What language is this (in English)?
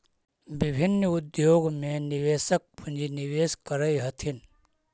Magahi